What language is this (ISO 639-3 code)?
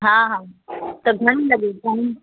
snd